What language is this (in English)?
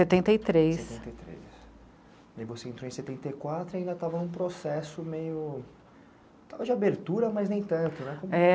Portuguese